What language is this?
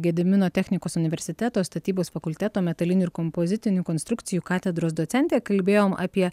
Lithuanian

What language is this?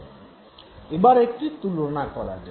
Bangla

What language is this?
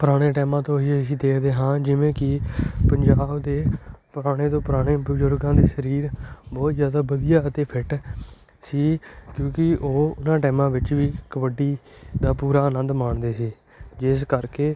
Punjabi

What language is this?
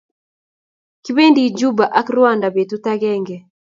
Kalenjin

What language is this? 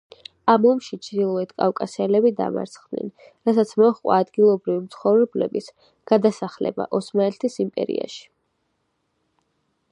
Georgian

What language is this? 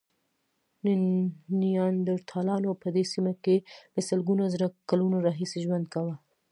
Pashto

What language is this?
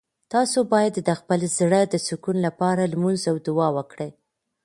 Pashto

